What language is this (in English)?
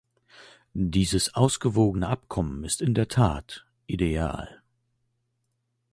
German